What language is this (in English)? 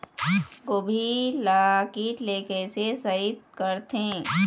Chhattisgarhi